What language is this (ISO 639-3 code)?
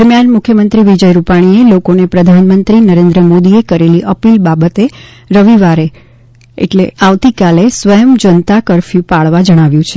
guj